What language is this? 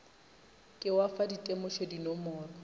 Northern Sotho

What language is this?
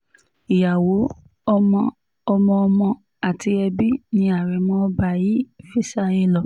Yoruba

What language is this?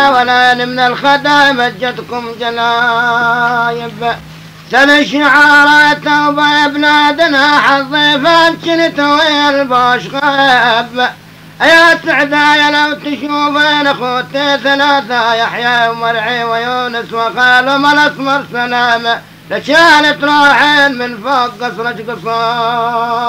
Arabic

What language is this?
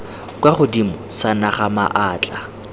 Tswana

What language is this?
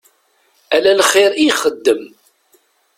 Kabyle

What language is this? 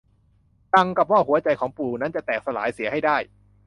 Thai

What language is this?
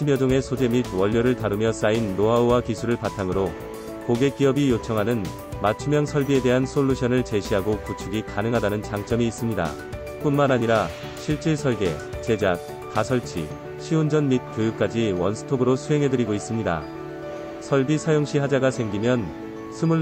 Korean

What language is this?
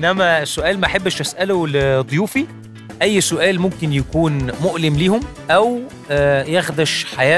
Arabic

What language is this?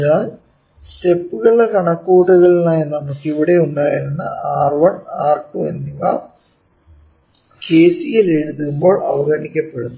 Malayalam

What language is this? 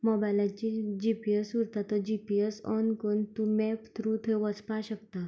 Konkani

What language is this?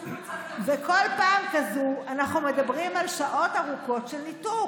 Hebrew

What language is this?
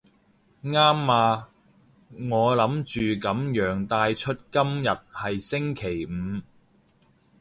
Cantonese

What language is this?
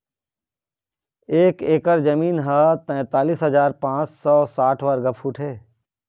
Chhattisgarhi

